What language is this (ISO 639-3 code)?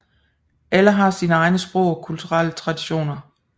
dan